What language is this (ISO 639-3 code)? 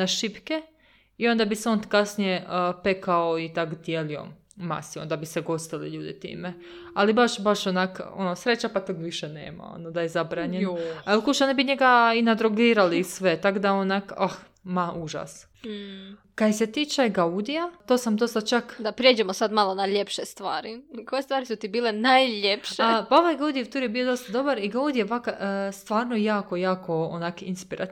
hrv